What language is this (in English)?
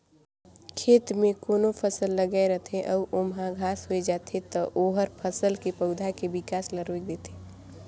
Chhattisgarhi